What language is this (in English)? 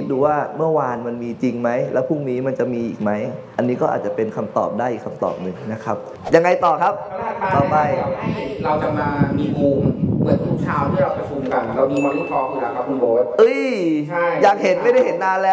Thai